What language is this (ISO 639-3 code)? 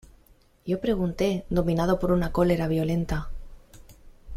spa